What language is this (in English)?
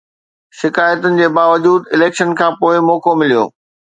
Sindhi